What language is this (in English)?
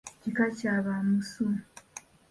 Ganda